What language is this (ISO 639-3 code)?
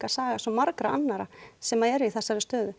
isl